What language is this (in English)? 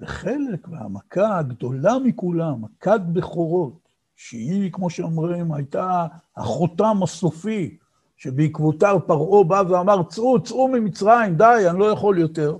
Hebrew